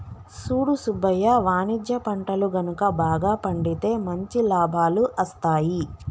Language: Telugu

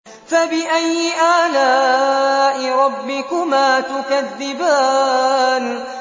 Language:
Arabic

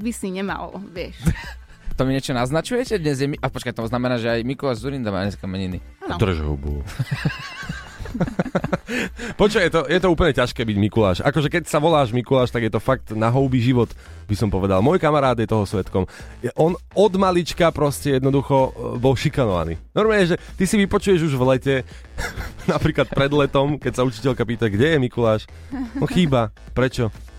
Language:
Slovak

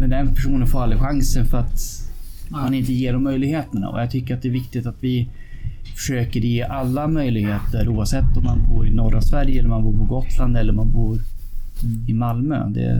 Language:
Swedish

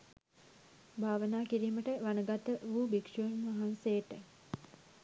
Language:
Sinhala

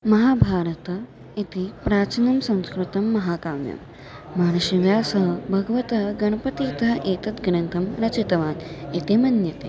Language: Sanskrit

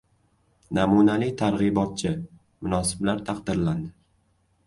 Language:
Uzbek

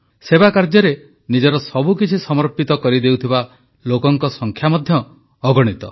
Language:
Odia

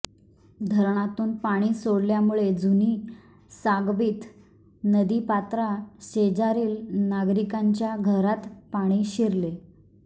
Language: Marathi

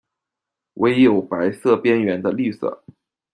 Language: Chinese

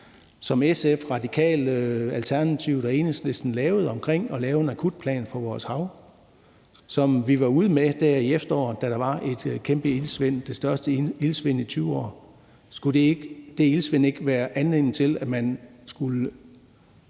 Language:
Danish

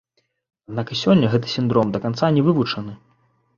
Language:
Belarusian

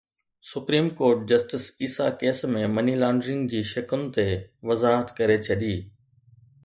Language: Sindhi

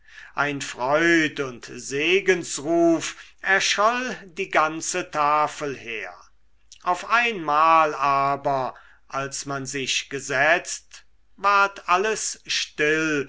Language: German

